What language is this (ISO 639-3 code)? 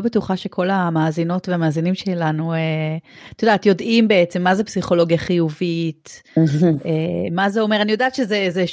heb